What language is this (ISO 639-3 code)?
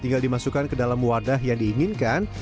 ind